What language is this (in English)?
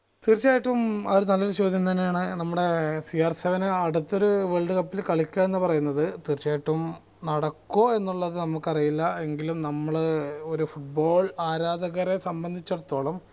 Malayalam